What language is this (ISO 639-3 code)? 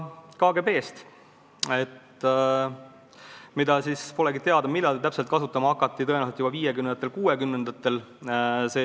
est